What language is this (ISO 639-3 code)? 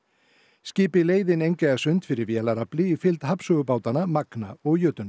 isl